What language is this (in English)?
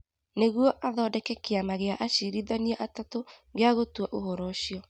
Kikuyu